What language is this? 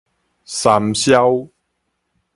Min Nan Chinese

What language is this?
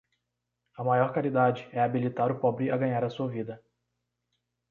Portuguese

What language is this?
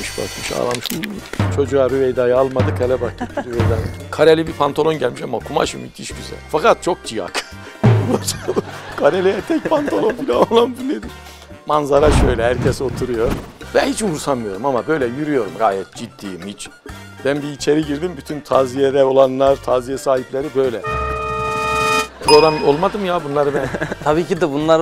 Turkish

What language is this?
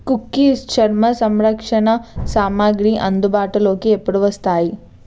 Telugu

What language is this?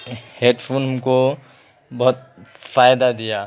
Urdu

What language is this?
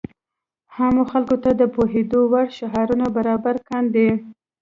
Pashto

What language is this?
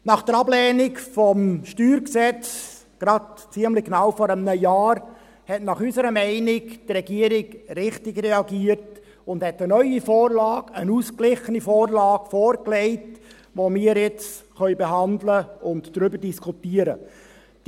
Swiss German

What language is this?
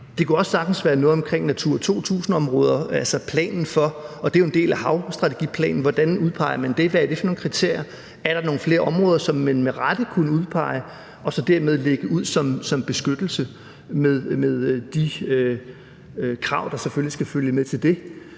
Danish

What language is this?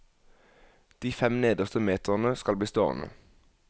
Norwegian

